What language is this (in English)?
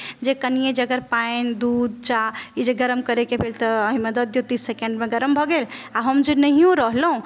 Maithili